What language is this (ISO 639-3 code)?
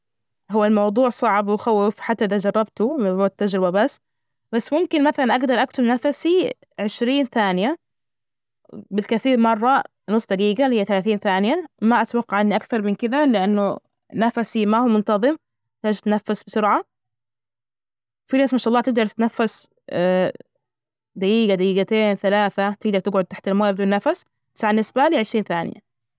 ars